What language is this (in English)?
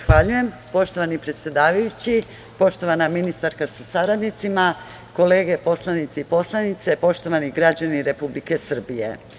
Serbian